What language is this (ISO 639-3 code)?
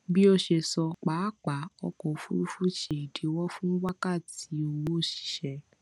yor